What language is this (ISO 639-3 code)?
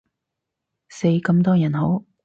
yue